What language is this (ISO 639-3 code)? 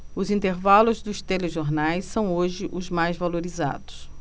por